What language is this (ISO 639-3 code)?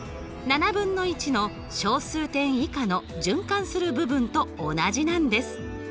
jpn